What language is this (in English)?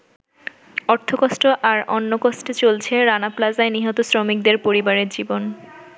Bangla